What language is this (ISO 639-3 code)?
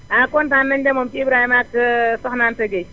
wol